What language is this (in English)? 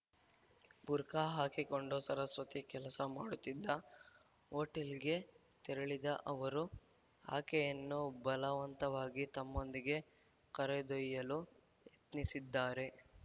Kannada